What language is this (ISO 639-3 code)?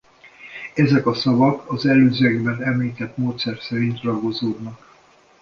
hun